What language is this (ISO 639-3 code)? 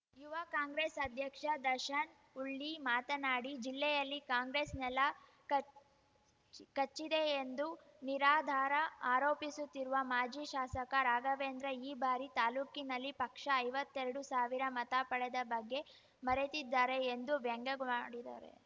kan